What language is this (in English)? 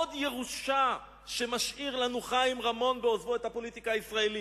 Hebrew